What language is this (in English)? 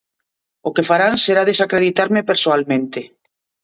Galician